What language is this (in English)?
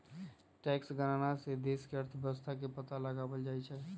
Magahi